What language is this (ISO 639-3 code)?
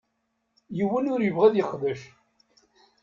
kab